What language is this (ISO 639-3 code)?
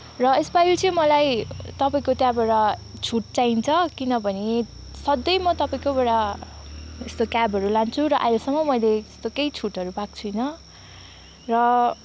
nep